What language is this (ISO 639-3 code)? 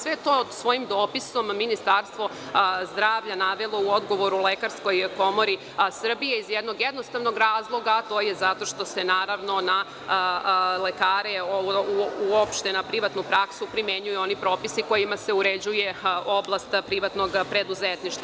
srp